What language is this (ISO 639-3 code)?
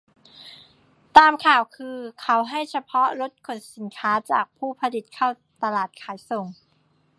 tha